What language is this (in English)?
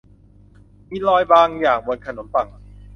Thai